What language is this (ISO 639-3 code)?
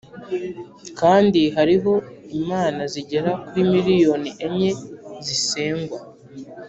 kin